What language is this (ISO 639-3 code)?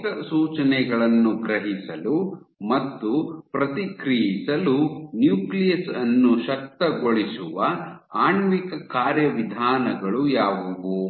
kan